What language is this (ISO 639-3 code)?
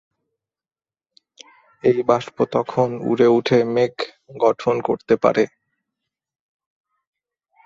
ben